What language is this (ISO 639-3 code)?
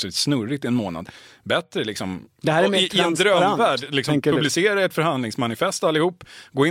swe